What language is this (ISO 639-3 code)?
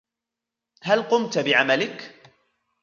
ara